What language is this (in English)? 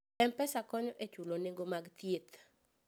Luo (Kenya and Tanzania)